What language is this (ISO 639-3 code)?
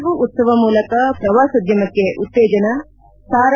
kan